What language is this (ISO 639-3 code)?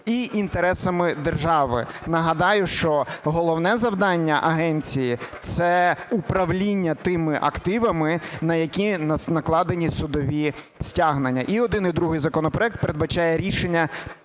ukr